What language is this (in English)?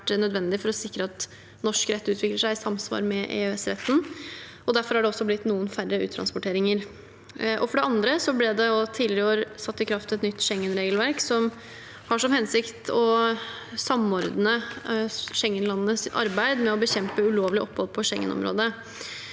Norwegian